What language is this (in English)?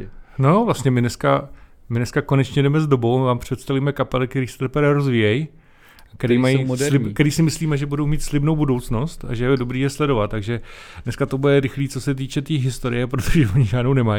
Czech